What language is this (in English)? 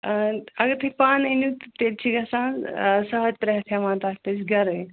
Kashmiri